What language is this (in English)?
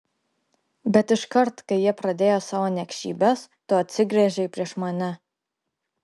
Lithuanian